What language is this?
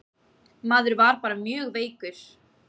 Icelandic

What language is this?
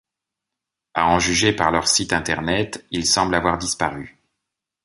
French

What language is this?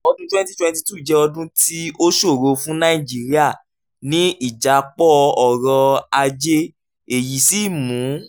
Yoruba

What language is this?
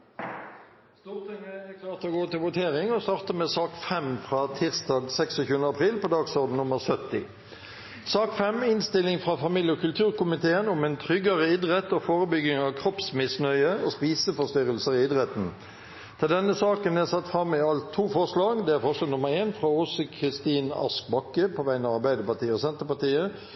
Norwegian Bokmål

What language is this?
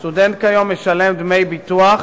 Hebrew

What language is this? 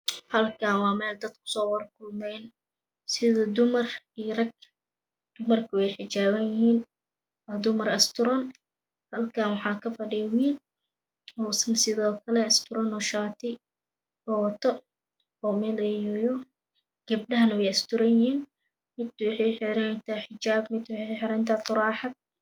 Somali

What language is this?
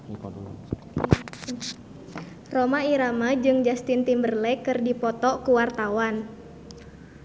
Sundanese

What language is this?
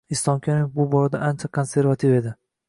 Uzbek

